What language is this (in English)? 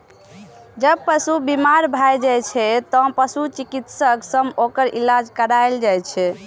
Maithili